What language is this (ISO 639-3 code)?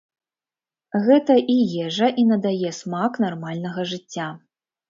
bel